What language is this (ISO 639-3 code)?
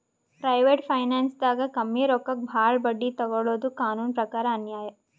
kan